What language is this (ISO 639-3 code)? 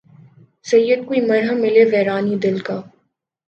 urd